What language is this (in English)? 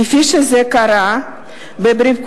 Hebrew